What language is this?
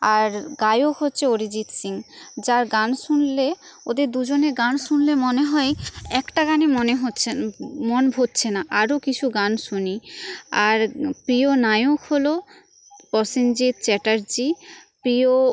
Bangla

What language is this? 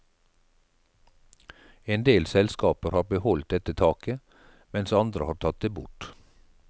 Norwegian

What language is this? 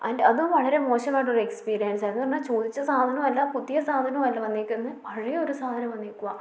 Malayalam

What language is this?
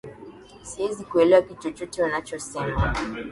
Swahili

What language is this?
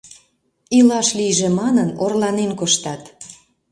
Mari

